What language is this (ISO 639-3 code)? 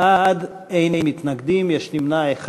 heb